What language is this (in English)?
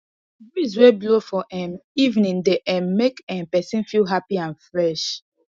Nigerian Pidgin